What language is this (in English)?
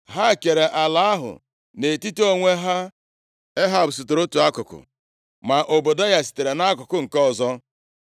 Igbo